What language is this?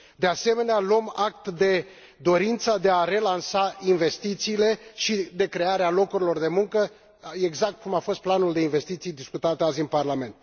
Romanian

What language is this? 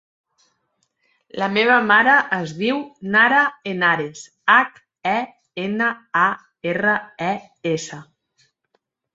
Catalan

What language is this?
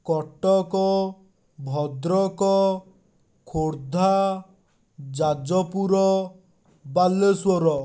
Odia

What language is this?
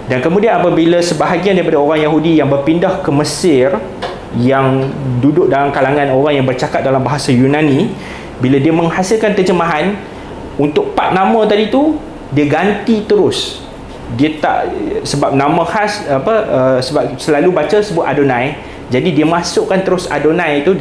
Malay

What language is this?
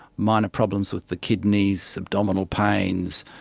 English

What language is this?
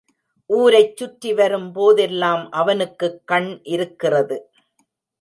Tamil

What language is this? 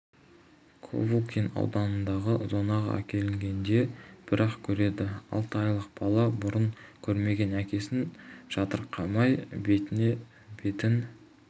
Kazakh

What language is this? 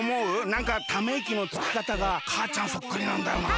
Japanese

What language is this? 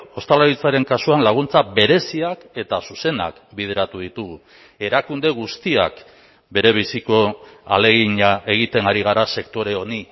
Basque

